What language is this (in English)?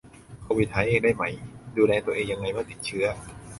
Thai